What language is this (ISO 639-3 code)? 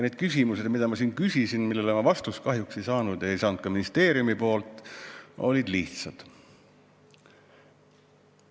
est